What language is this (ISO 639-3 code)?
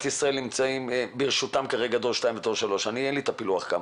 heb